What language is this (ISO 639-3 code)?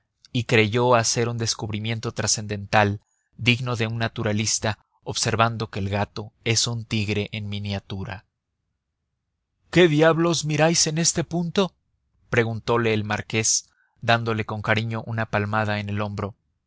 spa